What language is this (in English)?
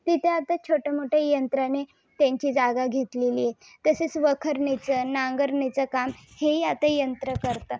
Marathi